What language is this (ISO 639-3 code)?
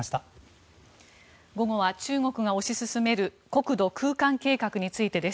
jpn